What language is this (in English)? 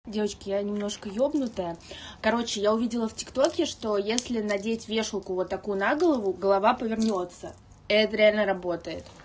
Russian